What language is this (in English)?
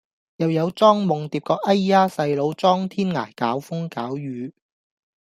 Cantonese